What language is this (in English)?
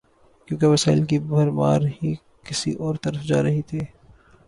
Urdu